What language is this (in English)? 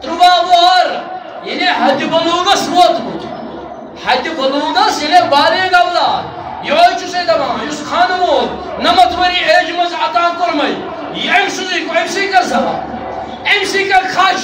Turkish